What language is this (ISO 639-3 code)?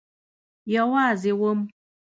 pus